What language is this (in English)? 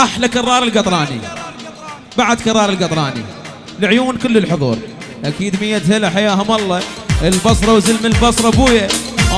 Arabic